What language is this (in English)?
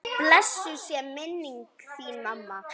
Icelandic